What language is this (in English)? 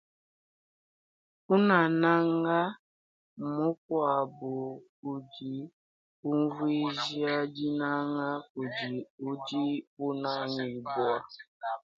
Luba-Lulua